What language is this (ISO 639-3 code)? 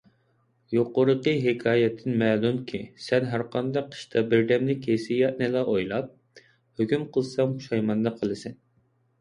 uig